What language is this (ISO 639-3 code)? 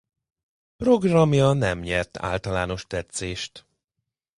hun